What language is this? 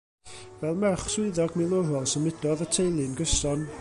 Welsh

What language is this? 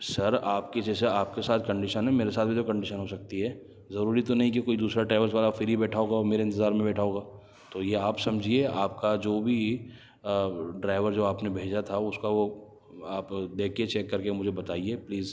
Urdu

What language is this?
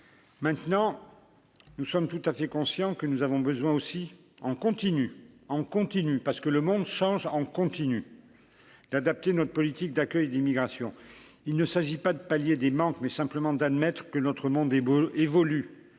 French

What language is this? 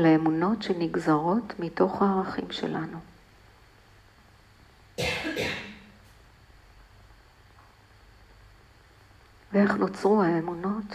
Hebrew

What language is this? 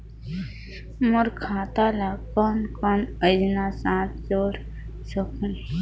Chhattisgarhi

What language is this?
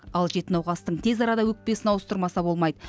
Kazakh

